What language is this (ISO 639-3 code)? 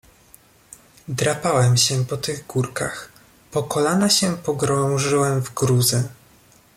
pol